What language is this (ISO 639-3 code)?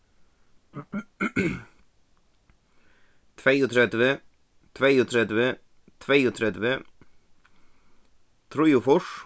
fao